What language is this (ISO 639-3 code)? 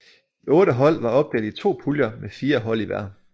dan